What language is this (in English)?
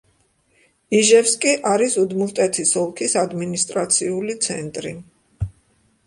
Georgian